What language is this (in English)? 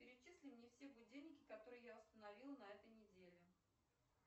Russian